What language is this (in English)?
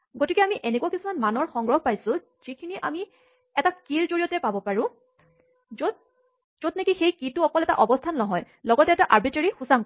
Assamese